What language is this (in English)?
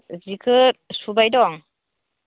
Bodo